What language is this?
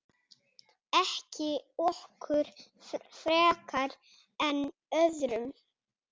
Icelandic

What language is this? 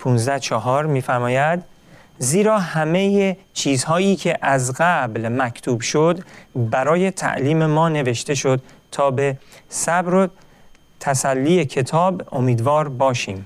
Persian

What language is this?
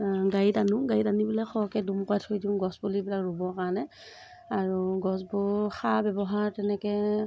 Assamese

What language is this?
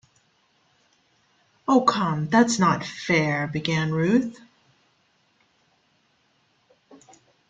English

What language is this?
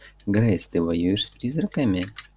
Russian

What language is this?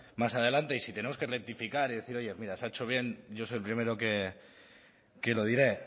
Spanish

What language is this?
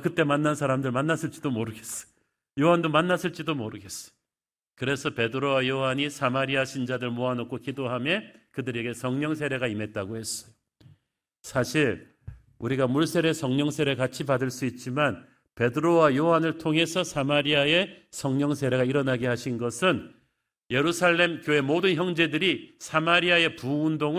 Korean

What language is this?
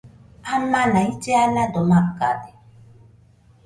Nüpode Huitoto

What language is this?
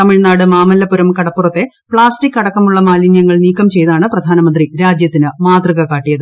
Malayalam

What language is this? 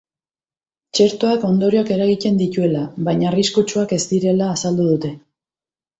Basque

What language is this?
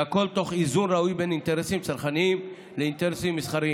Hebrew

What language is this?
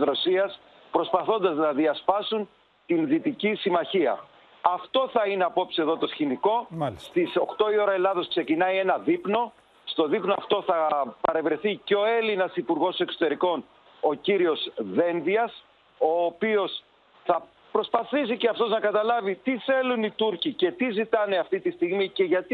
Greek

